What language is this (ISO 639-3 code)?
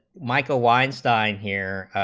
eng